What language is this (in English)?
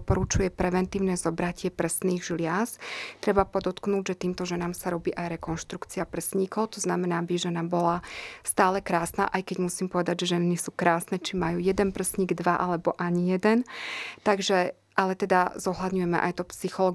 Slovak